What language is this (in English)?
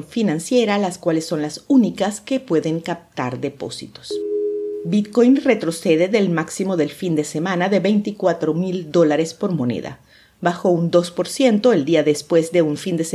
Spanish